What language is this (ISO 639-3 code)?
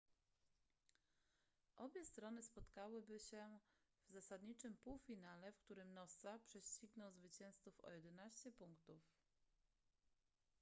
pol